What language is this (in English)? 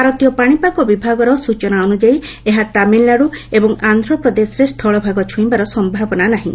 Odia